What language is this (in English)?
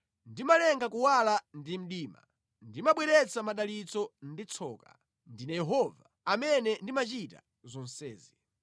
Nyanja